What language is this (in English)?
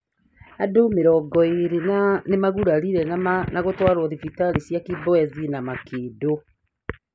Kikuyu